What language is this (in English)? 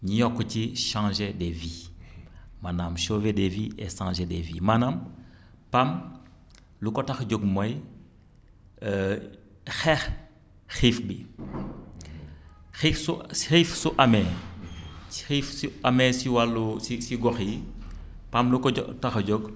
Wolof